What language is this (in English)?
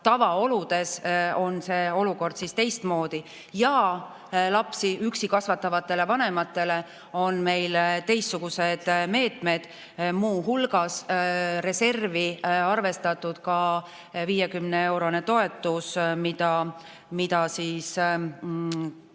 Estonian